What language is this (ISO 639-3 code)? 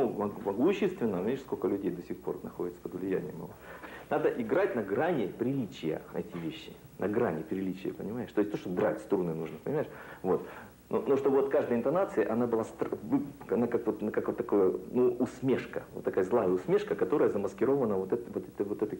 rus